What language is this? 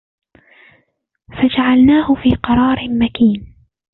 Arabic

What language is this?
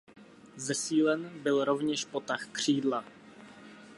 Czech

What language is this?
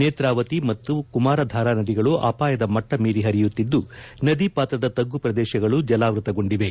Kannada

